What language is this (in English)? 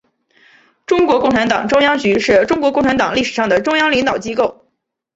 Chinese